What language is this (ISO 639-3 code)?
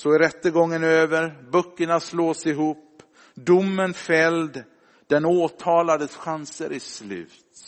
swe